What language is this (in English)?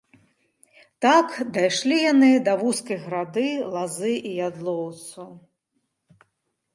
Belarusian